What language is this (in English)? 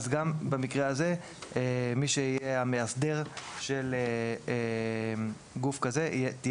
Hebrew